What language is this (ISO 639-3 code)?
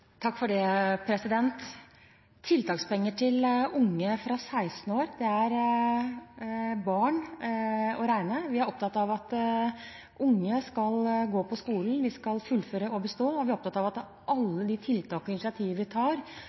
nob